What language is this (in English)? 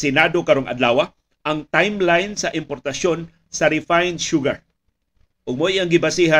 Filipino